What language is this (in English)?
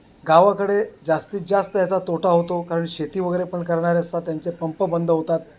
Marathi